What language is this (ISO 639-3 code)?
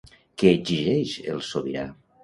cat